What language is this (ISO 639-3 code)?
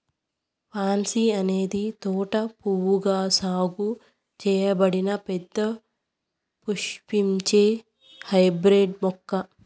tel